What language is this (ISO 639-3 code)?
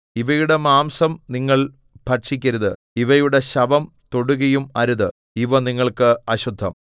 mal